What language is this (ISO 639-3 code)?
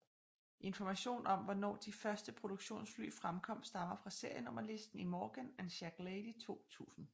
dan